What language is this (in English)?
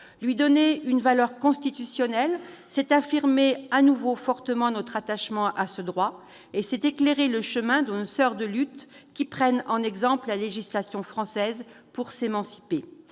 French